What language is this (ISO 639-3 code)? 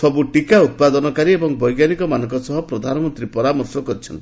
ori